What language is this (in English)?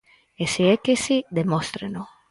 Galician